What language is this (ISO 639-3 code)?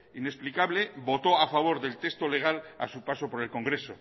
spa